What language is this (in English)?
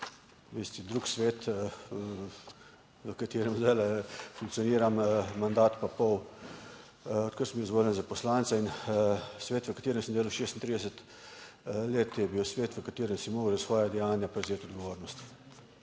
Slovenian